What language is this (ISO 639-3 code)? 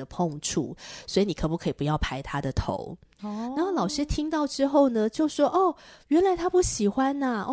zho